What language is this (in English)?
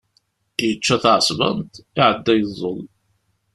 Kabyle